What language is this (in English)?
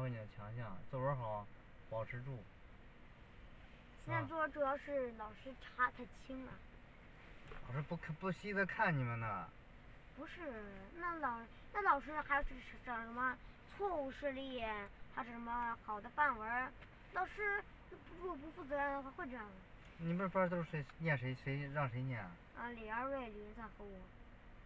Chinese